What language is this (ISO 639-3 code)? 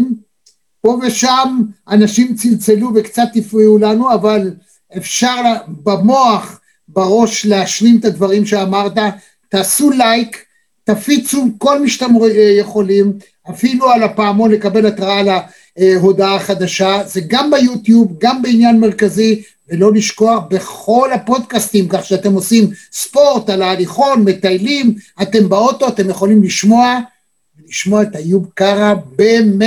heb